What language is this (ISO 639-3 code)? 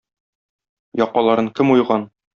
tat